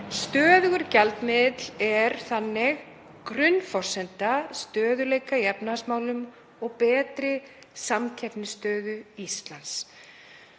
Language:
Icelandic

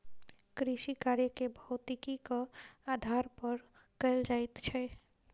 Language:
Maithili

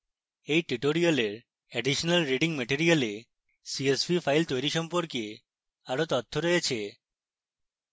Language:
Bangla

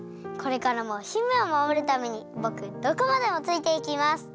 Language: Japanese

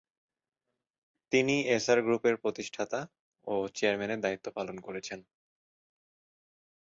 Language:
Bangla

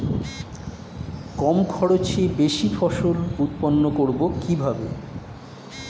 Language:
Bangla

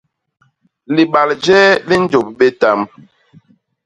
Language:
Basaa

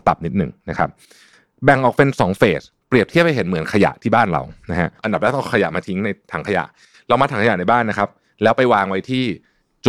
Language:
Thai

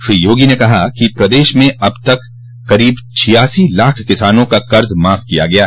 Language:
Hindi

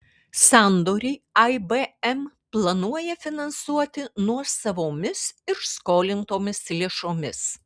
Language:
Lithuanian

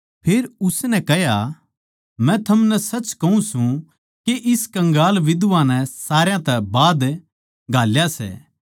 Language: Haryanvi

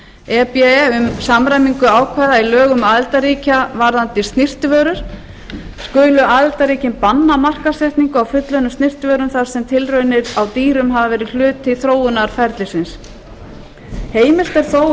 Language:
Icelandic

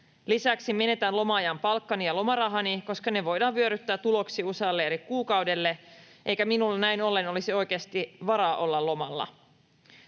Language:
Finnish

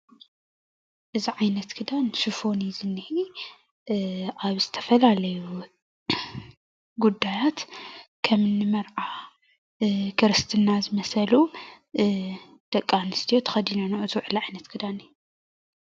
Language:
Tigrinya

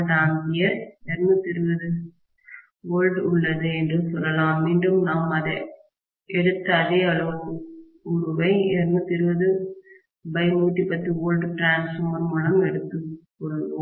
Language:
Tamil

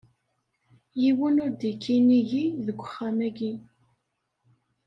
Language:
Kabyle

